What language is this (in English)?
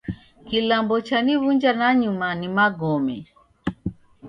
Taita